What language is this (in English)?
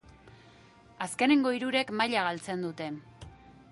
Basque